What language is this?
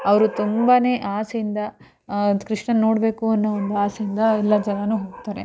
Kannada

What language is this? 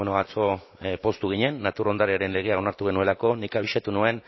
Basque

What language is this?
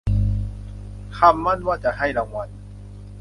Thai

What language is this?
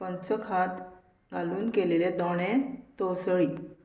Konkani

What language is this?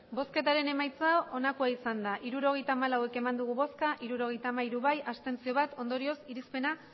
Basque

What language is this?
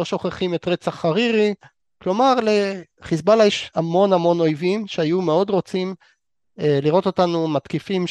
Hebrew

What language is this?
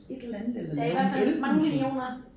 Danish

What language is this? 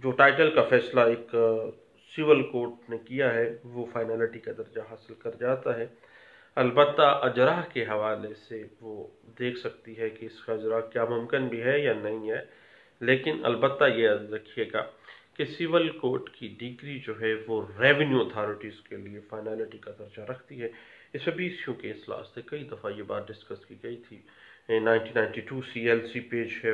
Hindi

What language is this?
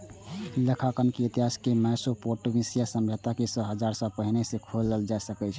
Maithili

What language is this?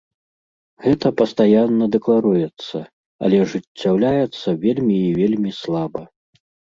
Belarusian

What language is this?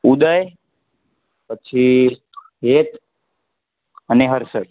Gujarati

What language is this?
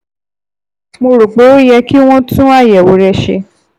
Yoruba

